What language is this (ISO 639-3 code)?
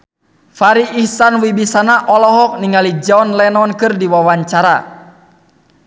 sun